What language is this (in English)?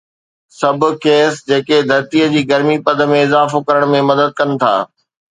Sindhi